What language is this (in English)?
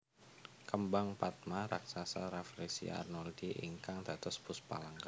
Javanese